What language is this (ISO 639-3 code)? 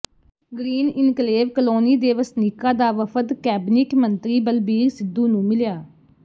pan